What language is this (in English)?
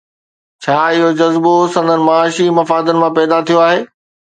Sindhi